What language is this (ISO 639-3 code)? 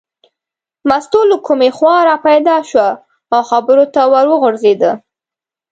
pus